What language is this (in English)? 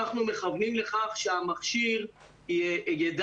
Hebrew